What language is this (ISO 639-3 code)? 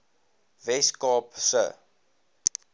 afr